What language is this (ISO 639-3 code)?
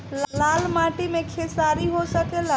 bho